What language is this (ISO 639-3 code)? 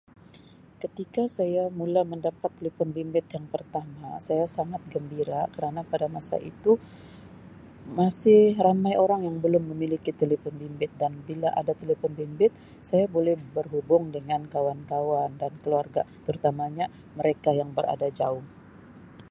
msi